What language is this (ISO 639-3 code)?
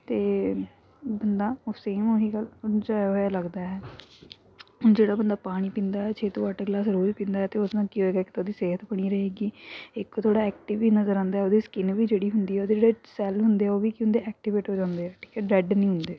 pan